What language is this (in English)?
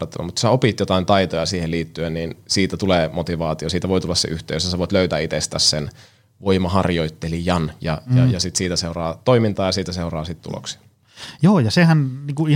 Finnish